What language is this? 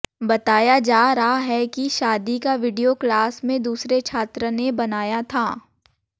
Hindi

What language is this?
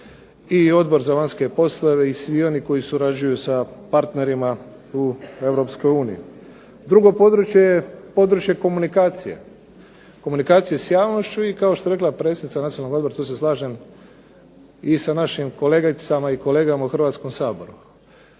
Croatian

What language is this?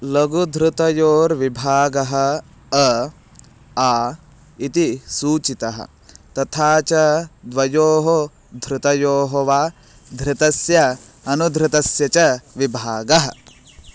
Sanskrit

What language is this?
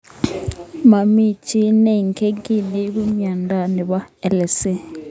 Kalenjin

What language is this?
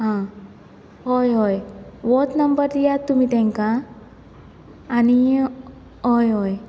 Konkani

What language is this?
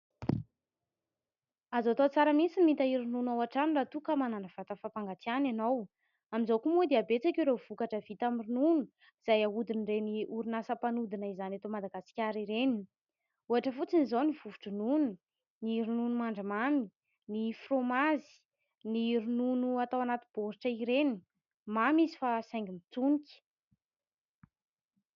Malagasy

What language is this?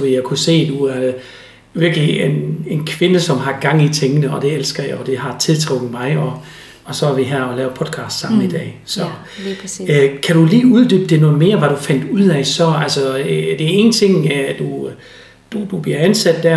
Danish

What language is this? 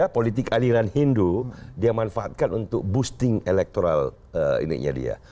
Indonesian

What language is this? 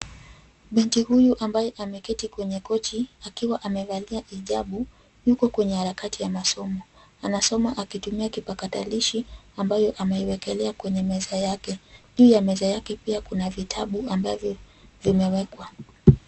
Swahili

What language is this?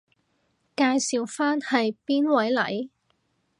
Cantonese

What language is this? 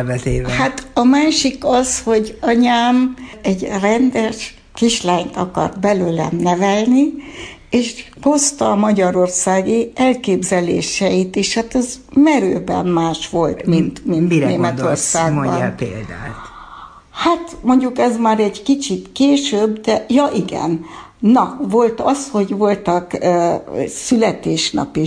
Hungarian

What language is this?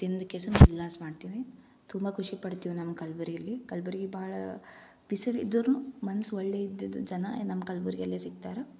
Kannada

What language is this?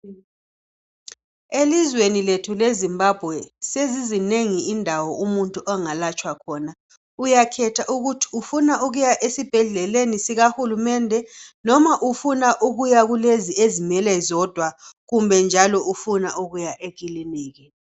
North Ndebele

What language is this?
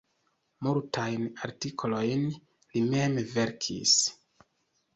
Esperanto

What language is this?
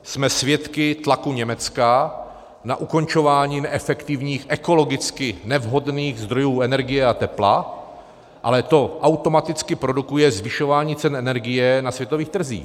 Czech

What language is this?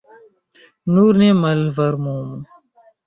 Esperanto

